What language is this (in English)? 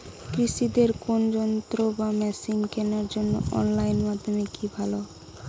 Bangla